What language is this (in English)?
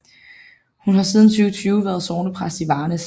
Danish